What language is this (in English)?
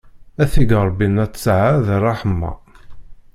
Kabyle